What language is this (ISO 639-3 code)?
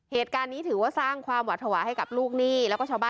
tha